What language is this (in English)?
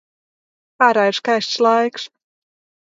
Latvian